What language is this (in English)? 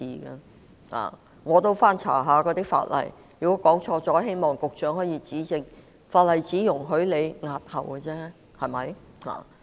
Cantonese